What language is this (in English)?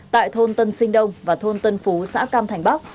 Vietnamese